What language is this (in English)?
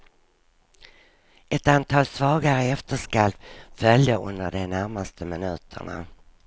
Swedish